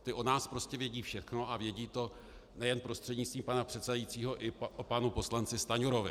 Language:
Czech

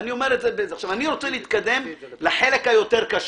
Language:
Hebrew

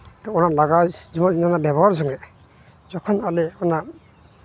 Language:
Santali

